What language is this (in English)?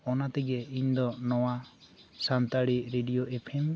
Santali